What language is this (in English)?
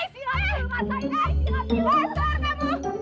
Indonesian